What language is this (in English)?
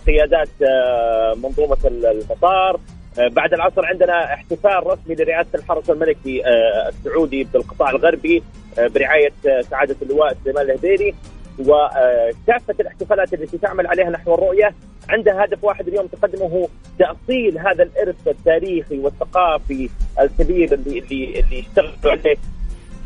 Arabic